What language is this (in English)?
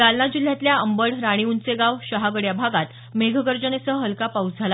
Marathi